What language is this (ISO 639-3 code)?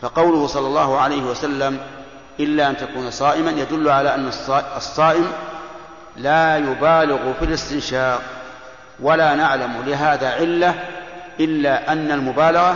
ara